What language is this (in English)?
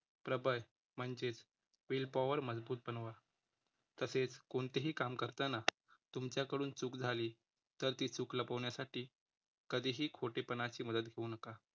Marathi